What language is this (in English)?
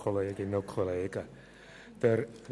Swiss German